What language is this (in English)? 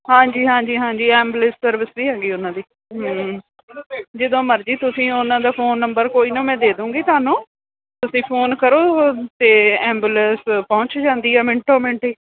Punjabi